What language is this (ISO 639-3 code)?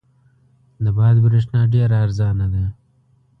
pus